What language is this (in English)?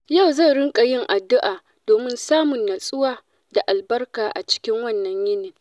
Hausa